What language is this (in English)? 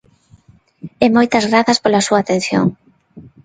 Galician